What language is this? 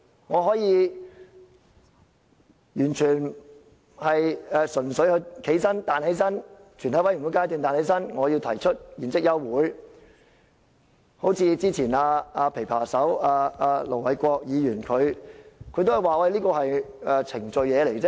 Cantonese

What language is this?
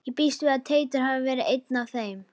Icelandic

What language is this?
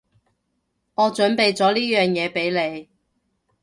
Cantonese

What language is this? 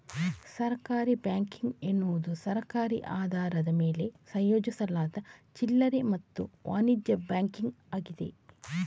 Kannada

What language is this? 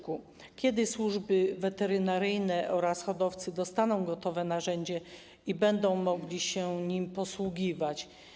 Polish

